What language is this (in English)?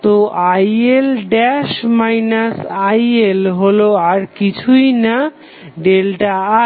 Bangla